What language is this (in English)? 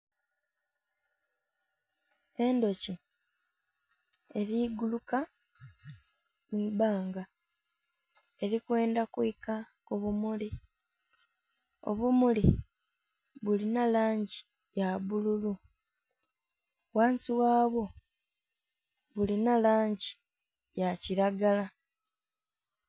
Soga